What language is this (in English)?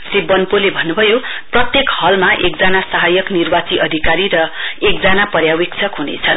Nepali